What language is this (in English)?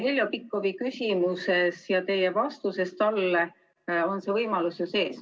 Estonian